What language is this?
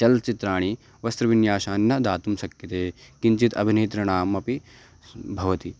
Sanskrit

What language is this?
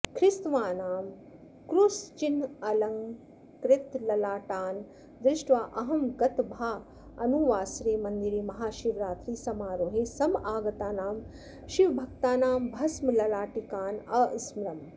Sanskrit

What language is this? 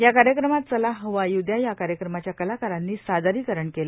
Marathi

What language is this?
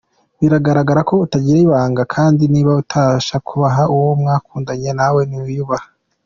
Kinyarwanda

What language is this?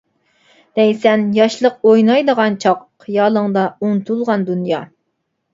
Uyghur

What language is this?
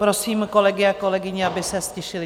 Czech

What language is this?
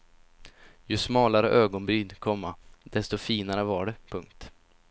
Swedish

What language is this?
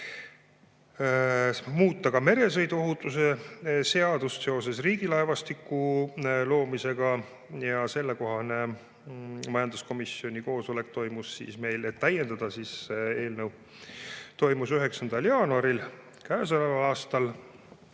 Estonian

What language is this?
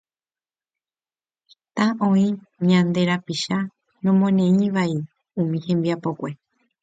Guarani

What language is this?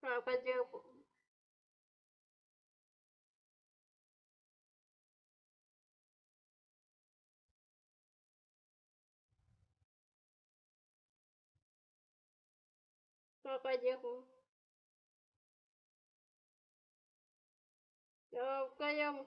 Russian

